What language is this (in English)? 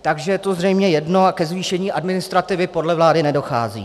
Czech